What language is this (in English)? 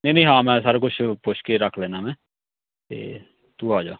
Punjabi